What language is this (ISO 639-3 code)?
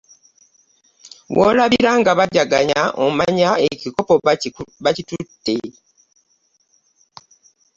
lug